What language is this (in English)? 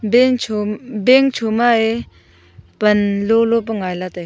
Wancho Naga